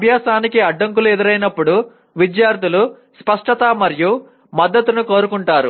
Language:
Telugu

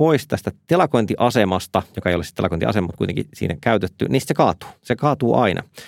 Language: Finnish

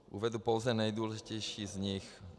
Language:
Czech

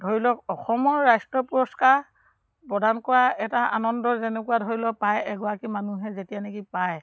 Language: Assamese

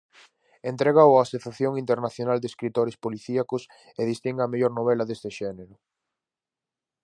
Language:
Galician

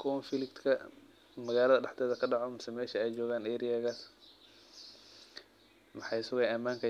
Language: Somali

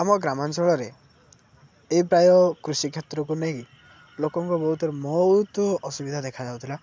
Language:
Odia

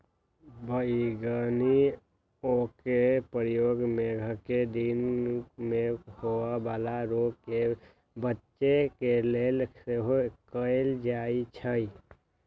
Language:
Magahi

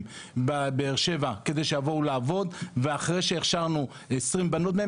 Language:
Hebrew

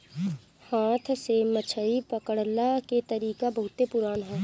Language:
Bhojpuri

